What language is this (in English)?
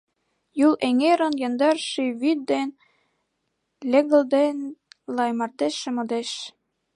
Mari